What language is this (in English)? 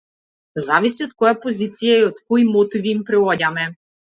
Macedonian